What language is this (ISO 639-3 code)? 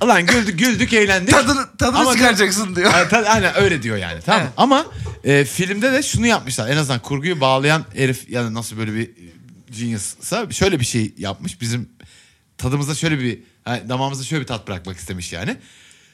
tur